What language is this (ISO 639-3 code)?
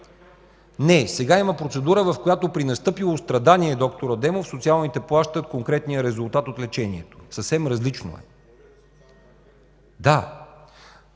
bul